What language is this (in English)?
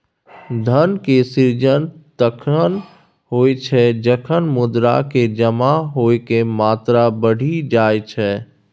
Maithili